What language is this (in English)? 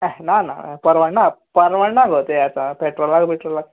Konkani